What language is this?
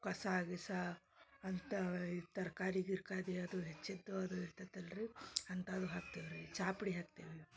Kannada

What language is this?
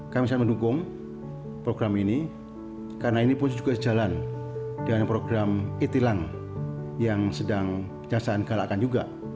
Indonesian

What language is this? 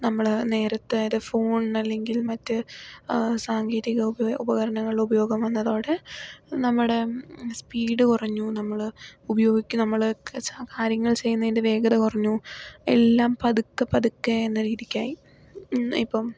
Malayalam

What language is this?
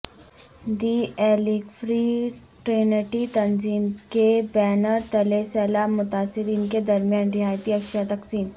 Urdu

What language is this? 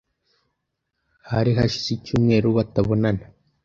Kinyarwanda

